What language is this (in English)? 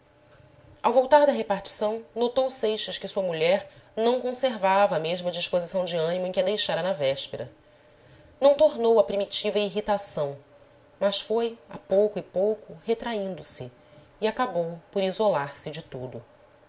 Portuguese